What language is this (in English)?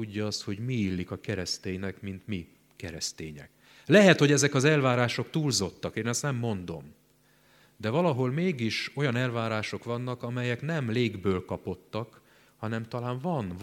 Hungarian